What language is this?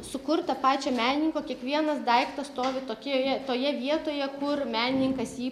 Lithuanian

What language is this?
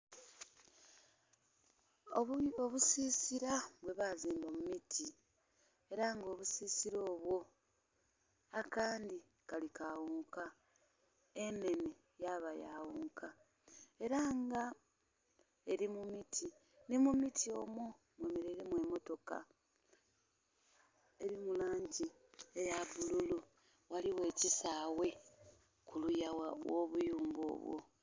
Soga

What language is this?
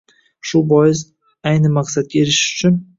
Uzbek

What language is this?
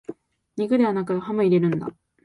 Japanese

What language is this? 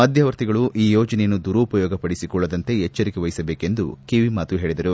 Kannada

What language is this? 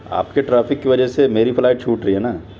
Urdu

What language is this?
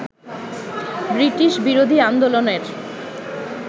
Bangla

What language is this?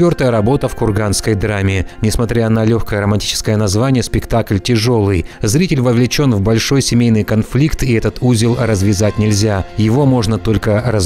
Russian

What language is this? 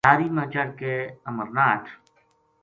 Gujari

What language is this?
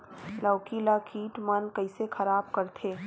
Chhattisgarhi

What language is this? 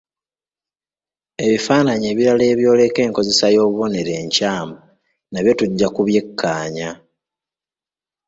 Ganda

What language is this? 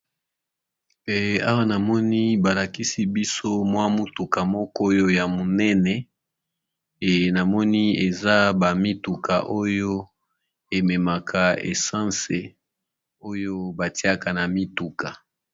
Lingala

